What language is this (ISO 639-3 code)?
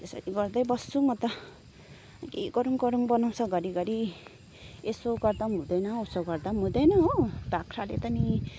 nep